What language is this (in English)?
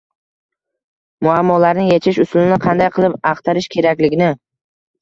Uzbek